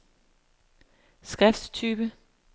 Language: Danish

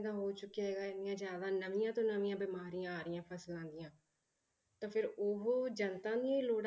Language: Punjabi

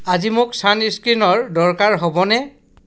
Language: Assamese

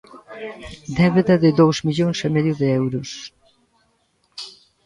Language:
Galician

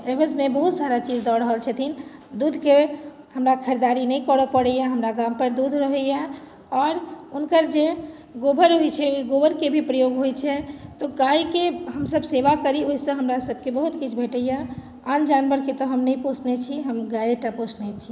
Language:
Maithili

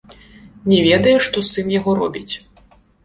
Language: Belarusian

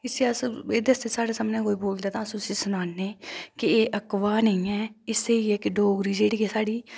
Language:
Dogri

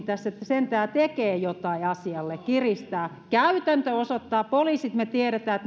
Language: Finnish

